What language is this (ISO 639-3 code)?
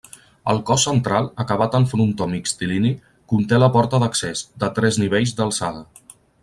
cat